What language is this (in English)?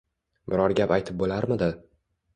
Uzbek